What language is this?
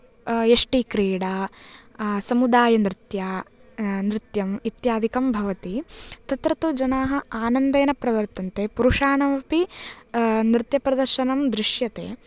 Sanskrit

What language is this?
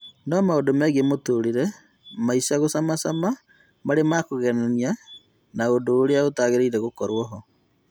Kikuyu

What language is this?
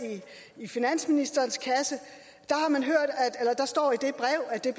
Danish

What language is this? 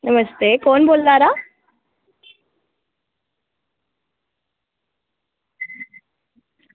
Dogri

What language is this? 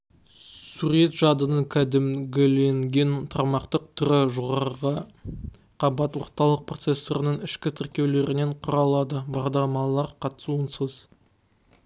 Kazakh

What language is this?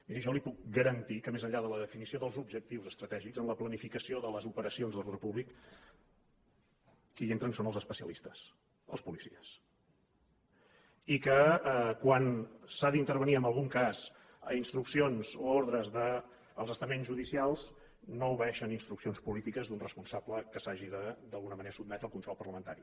Catalan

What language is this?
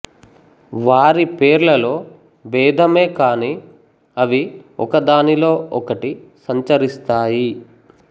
Telugu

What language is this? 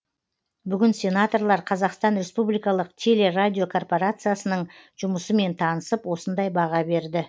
Kazakh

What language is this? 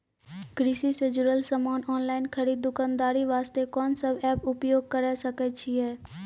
Maithili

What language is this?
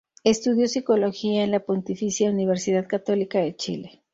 Spanish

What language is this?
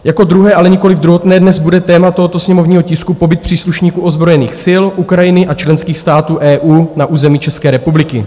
Czech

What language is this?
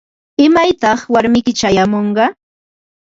Ambo-Pasco Quechua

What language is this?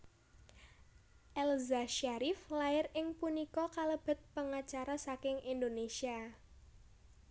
Javanese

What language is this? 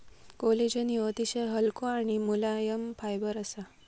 Marathi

